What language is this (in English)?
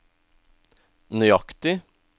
Norwegian